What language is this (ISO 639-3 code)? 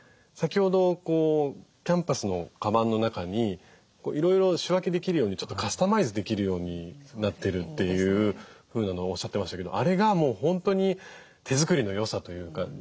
jpn